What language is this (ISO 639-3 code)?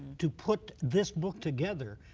eng